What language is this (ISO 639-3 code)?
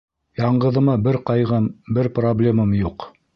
bak